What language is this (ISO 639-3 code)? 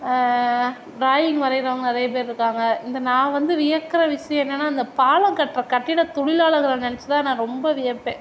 tam